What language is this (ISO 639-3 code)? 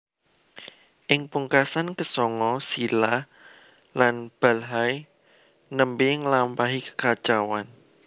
jav